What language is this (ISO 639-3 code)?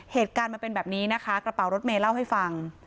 tha